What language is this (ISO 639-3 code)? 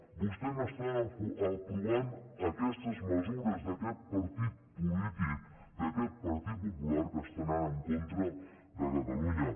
cat